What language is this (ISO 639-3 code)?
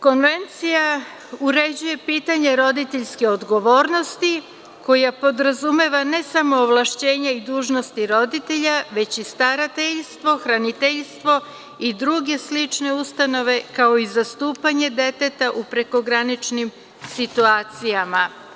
srp